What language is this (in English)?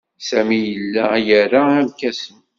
Kabyle